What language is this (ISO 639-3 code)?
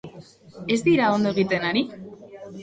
eus